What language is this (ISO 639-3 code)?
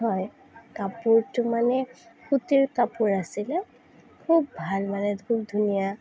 asm